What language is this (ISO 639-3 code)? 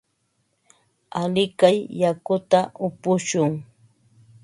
qva